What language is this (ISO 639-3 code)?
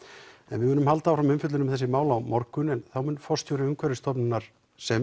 isl